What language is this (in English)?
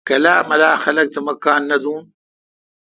Kalkoti